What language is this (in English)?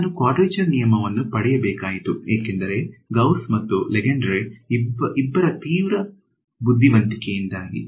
Kannada